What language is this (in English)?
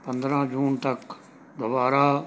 Punjabi